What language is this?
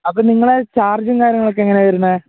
Malayalam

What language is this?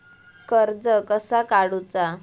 Marathi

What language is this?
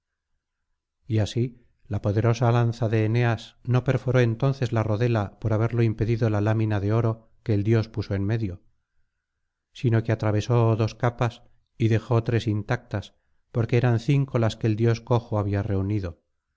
Spanish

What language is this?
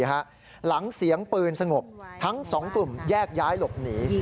Thai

